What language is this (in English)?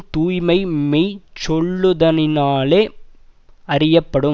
Tamil